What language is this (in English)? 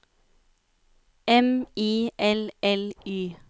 Norwegian